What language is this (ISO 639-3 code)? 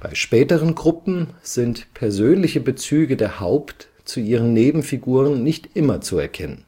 deu